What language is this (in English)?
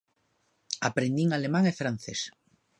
Galician